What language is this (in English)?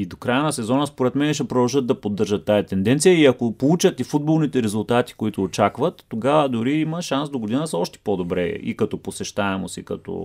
Bulgarian